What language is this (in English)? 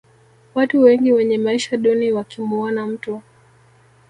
Swahili